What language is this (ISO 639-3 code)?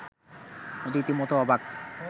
ben